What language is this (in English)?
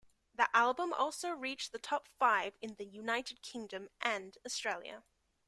English